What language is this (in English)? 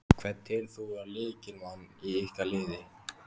Icelandic